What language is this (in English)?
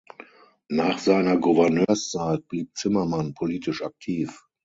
German